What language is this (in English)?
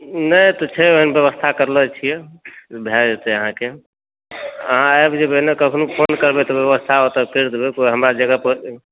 Maithili